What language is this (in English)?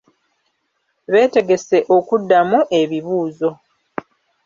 Ganda